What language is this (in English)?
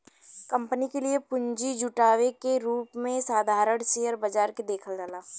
Bhojpuri